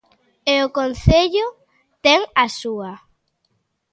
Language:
Galician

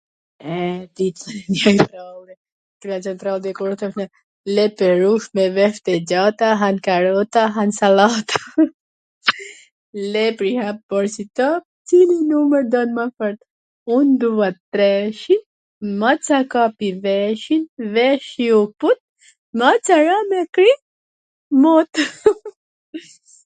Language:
Gheg Albanian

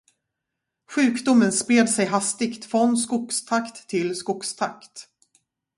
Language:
Swedish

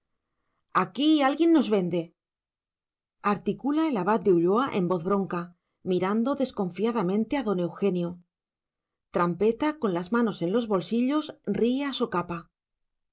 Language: Spanish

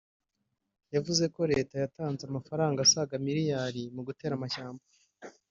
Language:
Kinyarwanda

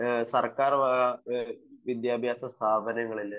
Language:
Malayalam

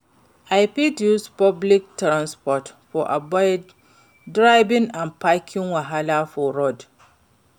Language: Nigerian Pidgin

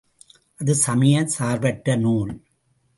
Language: Tamil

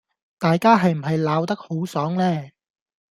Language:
Cantonese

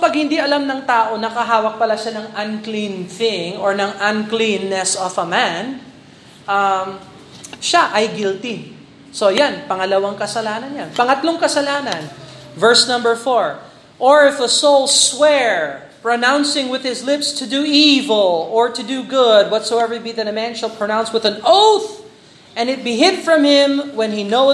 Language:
Filipino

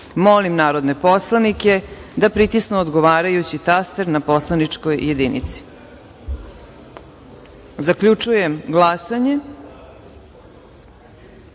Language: Serbian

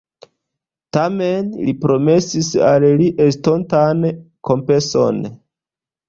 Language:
Esperanto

